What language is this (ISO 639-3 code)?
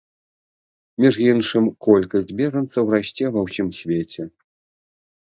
bel